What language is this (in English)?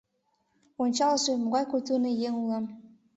Mari